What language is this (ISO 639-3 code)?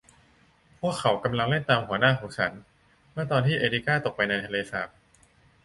tha